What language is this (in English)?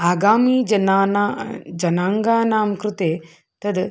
Sanskrit